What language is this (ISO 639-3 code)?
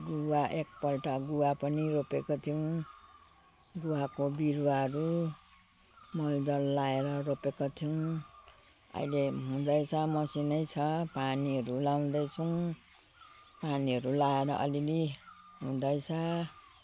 nep